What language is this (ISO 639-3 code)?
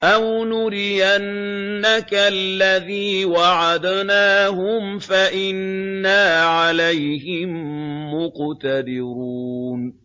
ara